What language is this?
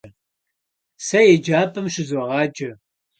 Kabardian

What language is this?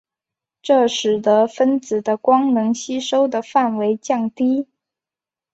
Chinese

